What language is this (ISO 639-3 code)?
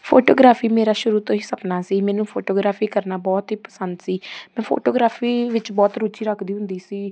pan